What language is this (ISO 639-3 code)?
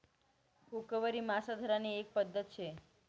mar